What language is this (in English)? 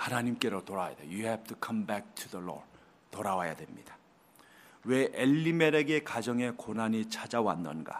Korean